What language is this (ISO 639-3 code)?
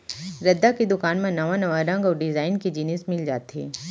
hne